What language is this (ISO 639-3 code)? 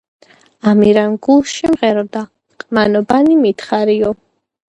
kat